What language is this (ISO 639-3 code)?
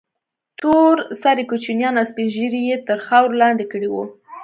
pus